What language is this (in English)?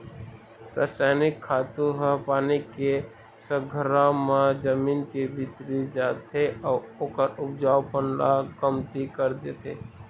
Chhattisgarhi